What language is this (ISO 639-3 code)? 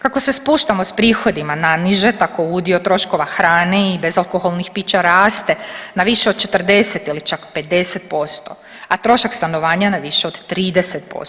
hrv